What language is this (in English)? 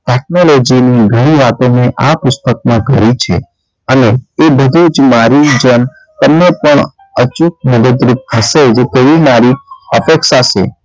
Gujarati